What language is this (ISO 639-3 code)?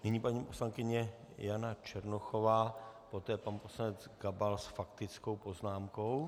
ces